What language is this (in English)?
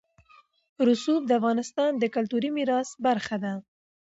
Pashto